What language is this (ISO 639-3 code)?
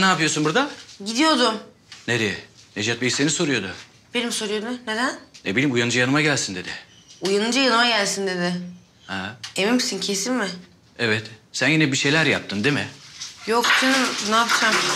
tur